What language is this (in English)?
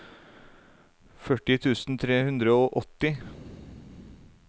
Norwegian